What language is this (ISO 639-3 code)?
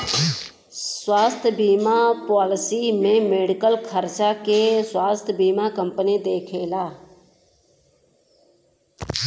bho